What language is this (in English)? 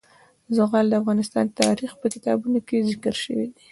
Pashto